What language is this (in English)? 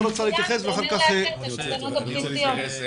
Hebrew